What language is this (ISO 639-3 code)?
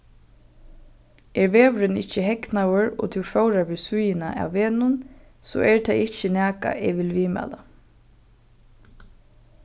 fao